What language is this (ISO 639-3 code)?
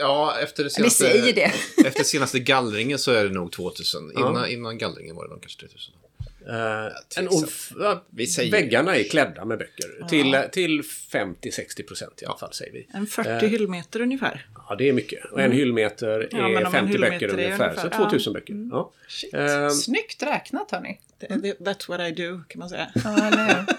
swe